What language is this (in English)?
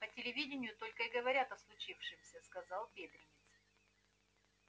Russian